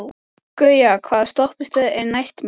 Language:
Icelandic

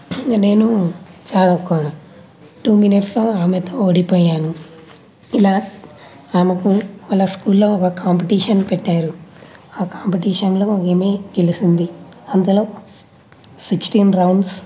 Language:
Telugu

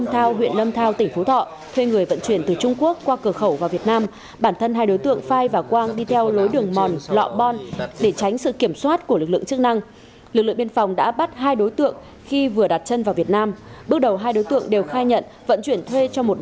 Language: Vietnamese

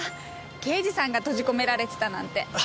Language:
Japanese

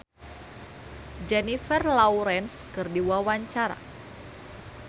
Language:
Sundanese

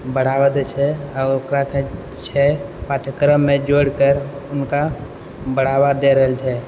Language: Maithili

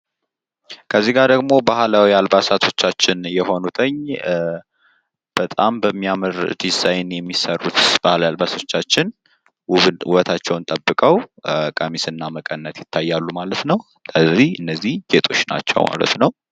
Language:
Amharic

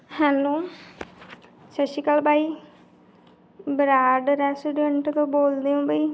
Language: Punjabi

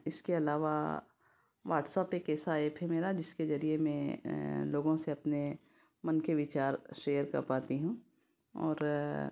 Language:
Hindi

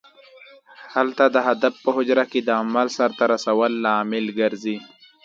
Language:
Pashto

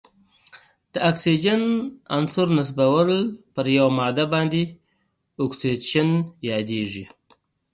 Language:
Pashto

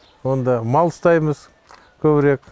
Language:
Kazakh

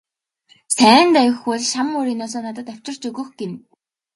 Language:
Mongolian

